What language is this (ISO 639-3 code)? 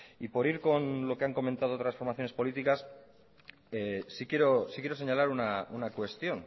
spa